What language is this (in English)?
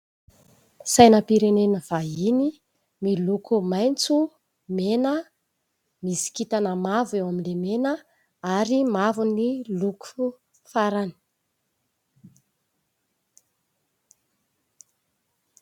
Malagasy